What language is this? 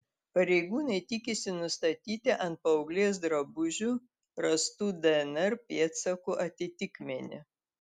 Lithuanian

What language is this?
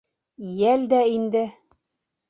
Bashkir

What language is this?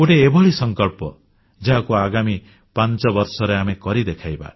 Odia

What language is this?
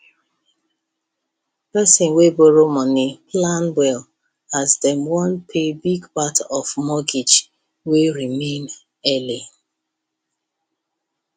Nigerian Pidgin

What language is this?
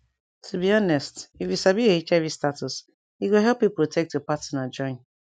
Nigerian Pidgin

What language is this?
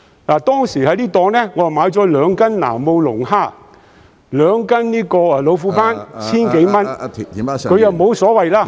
Cantonese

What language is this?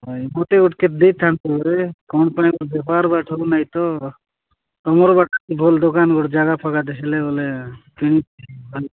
Odia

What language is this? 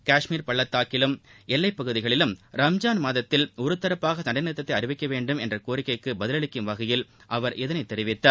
Tamil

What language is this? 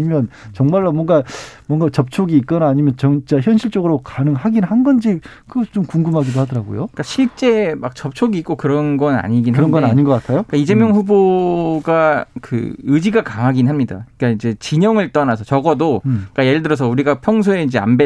Korean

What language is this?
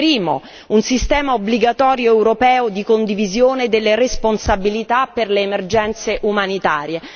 Italian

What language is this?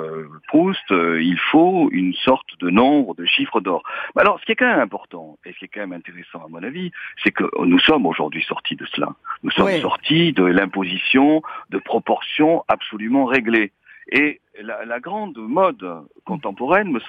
French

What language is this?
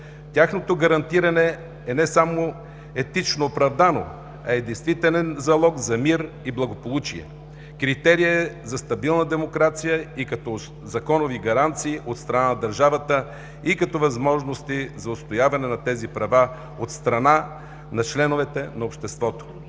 Bulgarian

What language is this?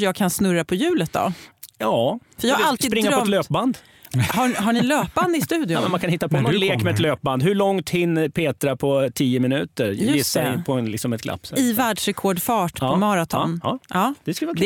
Swedish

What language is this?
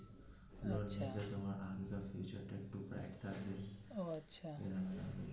Bangla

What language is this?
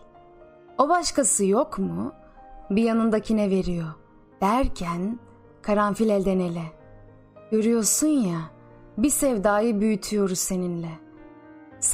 Turkish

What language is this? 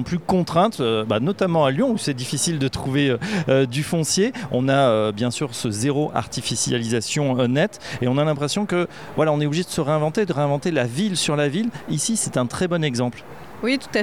French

